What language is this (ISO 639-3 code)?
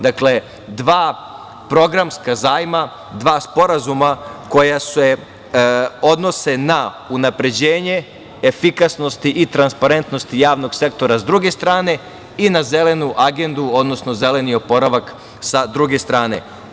srp